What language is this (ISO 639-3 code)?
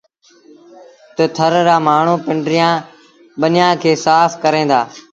sbn